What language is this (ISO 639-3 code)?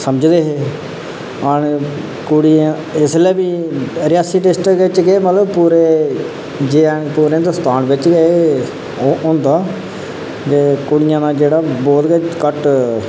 doi